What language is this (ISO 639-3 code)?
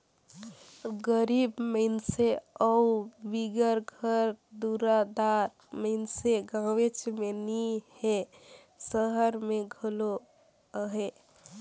hne